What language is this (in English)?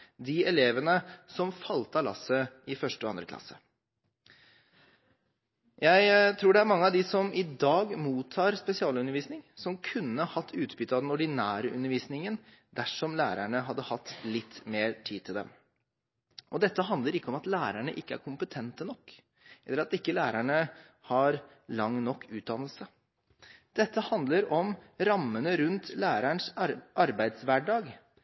Norwegian Bokmål